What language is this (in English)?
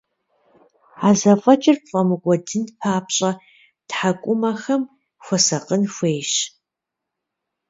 Kabardian